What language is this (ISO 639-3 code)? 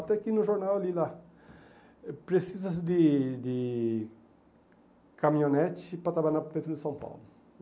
por